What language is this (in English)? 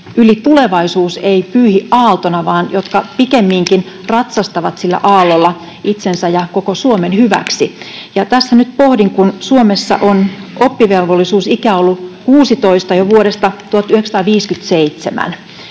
Finnish